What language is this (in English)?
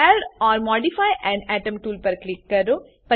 Gujarati